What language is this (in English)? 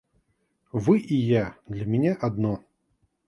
Russian